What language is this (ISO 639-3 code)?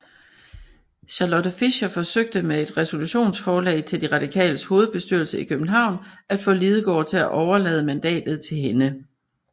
dan